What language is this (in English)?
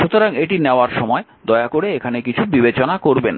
Bangla